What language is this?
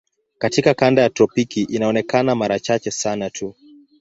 Swahili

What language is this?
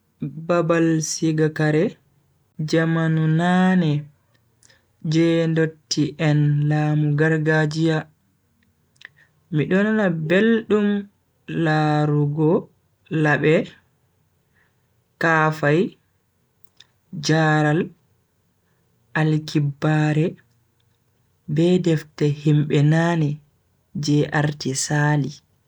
Bagirmi Fulfulde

